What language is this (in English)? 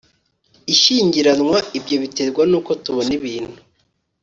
Kinyarwanda